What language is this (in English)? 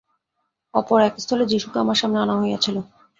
Bangla